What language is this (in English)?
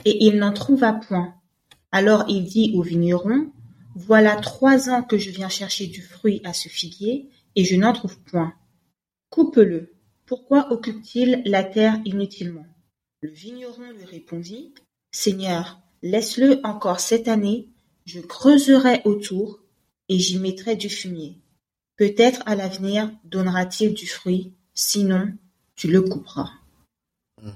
French